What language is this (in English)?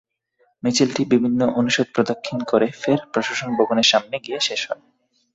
Bangla